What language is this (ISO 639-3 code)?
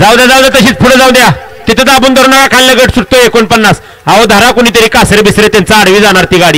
mar